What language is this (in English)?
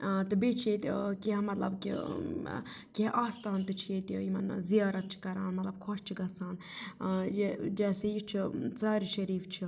Kashmiri